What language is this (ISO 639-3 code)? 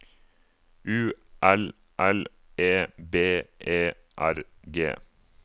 nor